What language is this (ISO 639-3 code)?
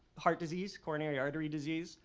eng